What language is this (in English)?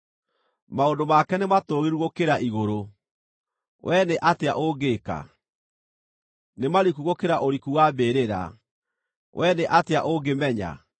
Kikuyu